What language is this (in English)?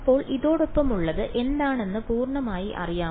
Malayalam